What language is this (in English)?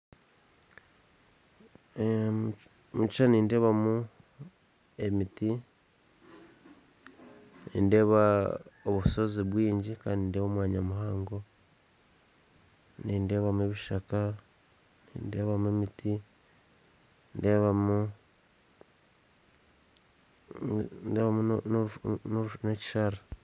Nyankole